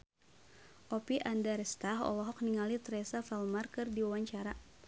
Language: Sundanese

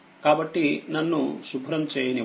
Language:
Telugu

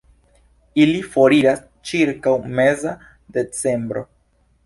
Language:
Esperanto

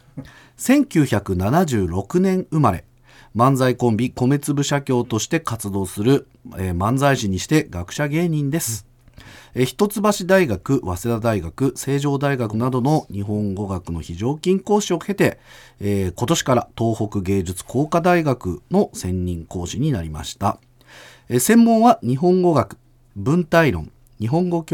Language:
Japanese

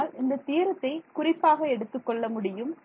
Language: Tamil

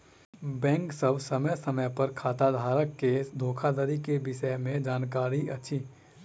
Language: Maithili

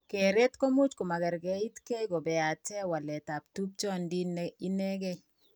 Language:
Kalenjin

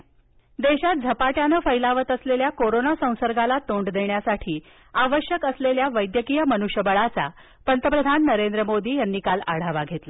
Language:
Marathi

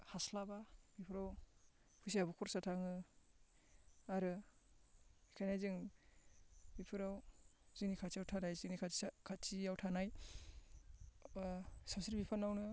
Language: Bodo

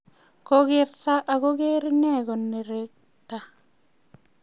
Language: Kalenjin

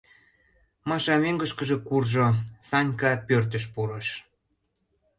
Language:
Mari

